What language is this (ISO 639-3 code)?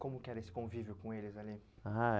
por